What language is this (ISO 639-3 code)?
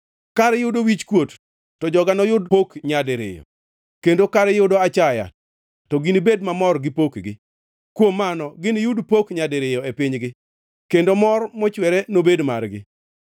luo